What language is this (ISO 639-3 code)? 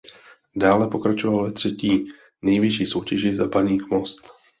ces